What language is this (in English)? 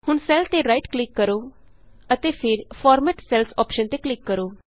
Punjabi